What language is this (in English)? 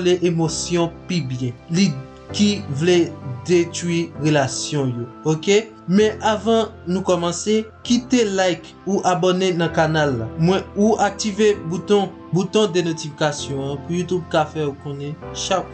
Haitian Creole